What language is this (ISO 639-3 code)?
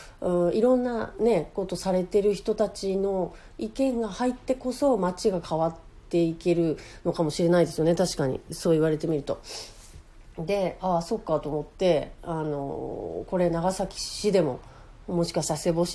jpn